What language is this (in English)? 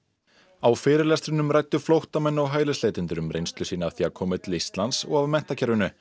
Icelandic